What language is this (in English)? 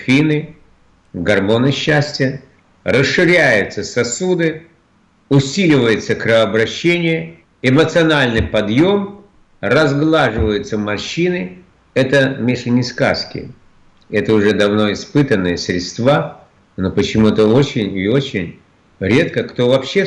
Russian